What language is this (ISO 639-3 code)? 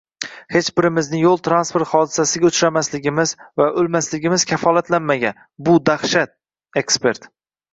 uzb